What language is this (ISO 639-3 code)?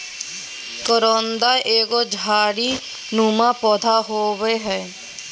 mag